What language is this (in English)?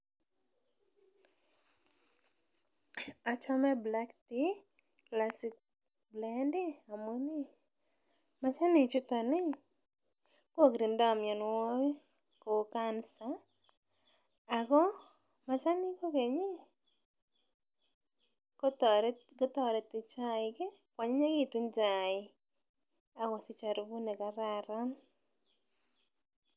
Kalenjin